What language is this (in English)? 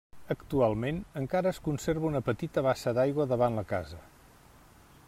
Catalan